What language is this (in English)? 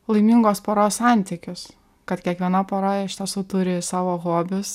Lithuanian